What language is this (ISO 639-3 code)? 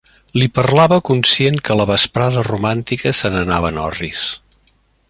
cat